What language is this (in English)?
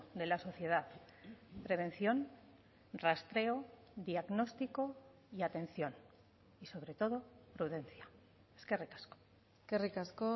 Spanish